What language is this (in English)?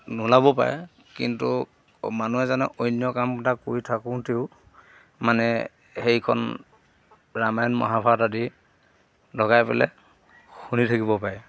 Assamese